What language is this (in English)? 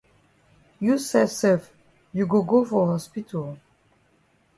Cameroon Pidgin